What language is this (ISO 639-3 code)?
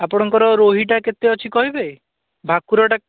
ori